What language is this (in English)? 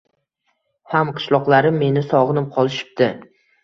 Uzbek